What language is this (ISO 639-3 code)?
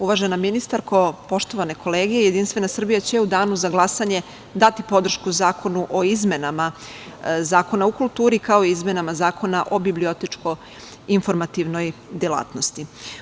srp